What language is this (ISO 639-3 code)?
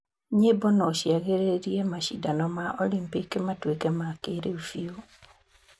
kik